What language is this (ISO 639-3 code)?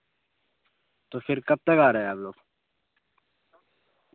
urd